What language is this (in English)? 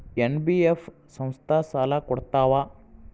Kannada